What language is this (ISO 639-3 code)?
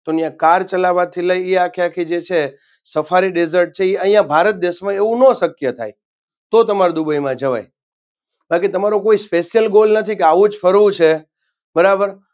guj